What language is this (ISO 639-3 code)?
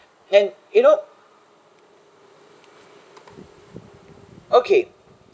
eng